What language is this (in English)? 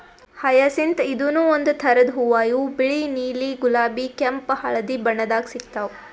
Kannada